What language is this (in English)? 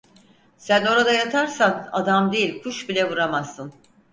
Turkish